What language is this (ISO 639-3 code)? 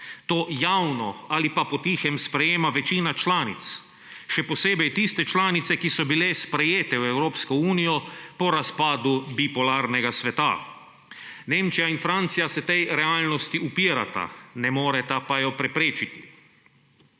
slv